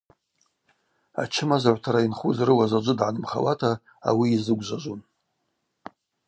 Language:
Abaza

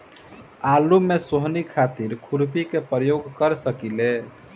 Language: Bhojpuri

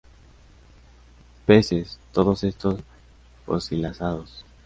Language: Spanish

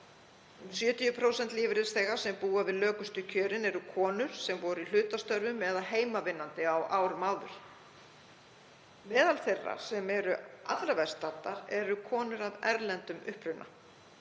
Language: Icelandic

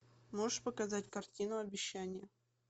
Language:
Russian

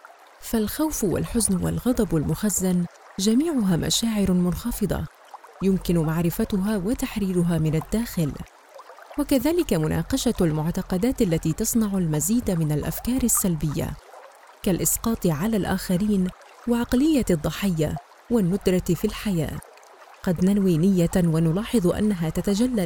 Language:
Arabic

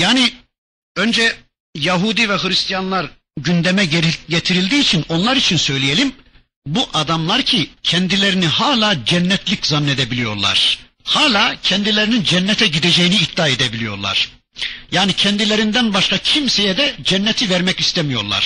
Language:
Turkish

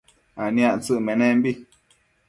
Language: Matsés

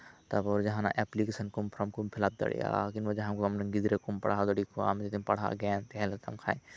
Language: Santali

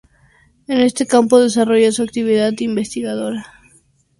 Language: Spanish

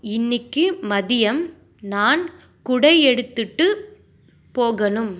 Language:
Tamil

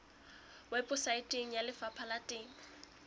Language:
Southern Sotho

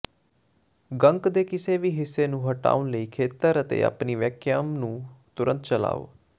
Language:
Punjabi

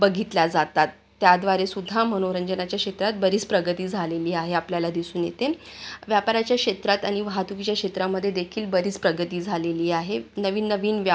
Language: Marathi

